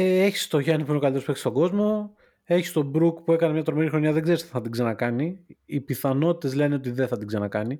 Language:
Greek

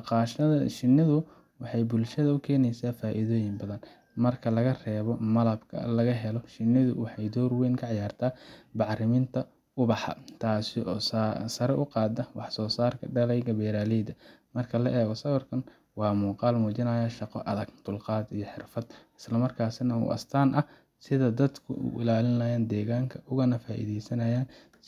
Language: Somali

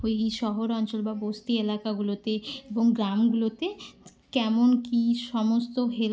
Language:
Bangla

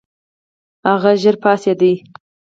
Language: Pashto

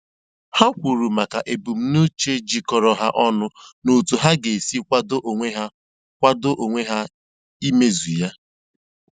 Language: Igbo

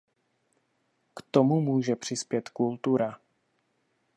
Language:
Czech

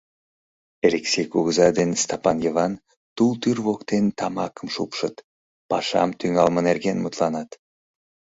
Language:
Mari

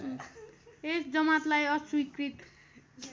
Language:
Nepali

